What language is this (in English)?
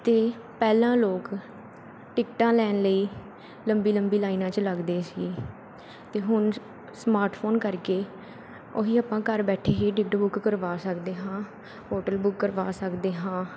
Punjabi